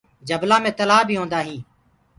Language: Gurgula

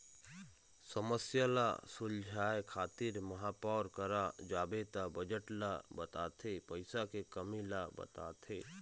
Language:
Chhattisgarhi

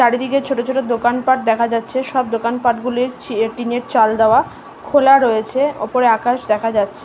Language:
Bangla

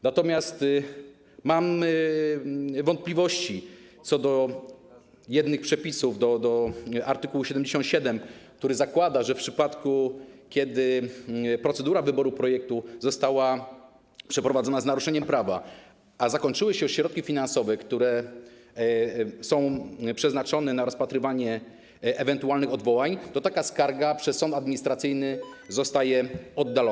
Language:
Polish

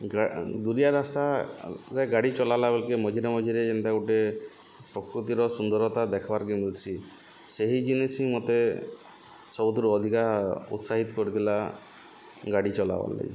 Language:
Odia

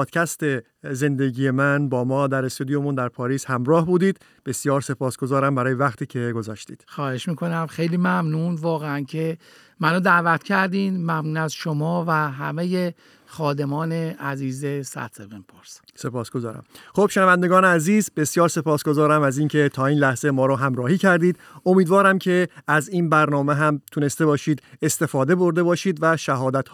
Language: Persian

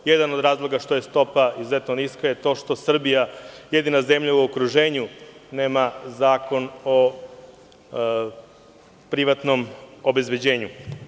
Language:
Serbian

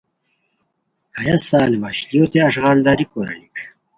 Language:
Khowar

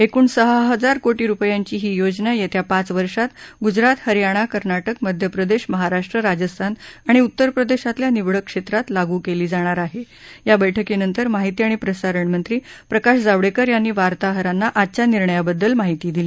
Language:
Marathi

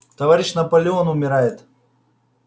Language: Russian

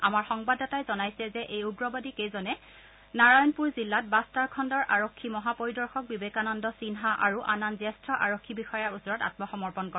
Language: Assamese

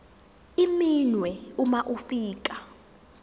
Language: Zulu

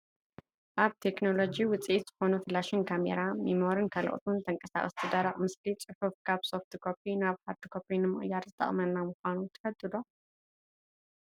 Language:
Tigrinya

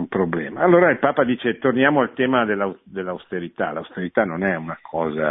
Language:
Italian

